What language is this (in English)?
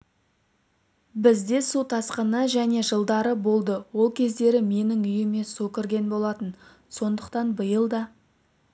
Kazakh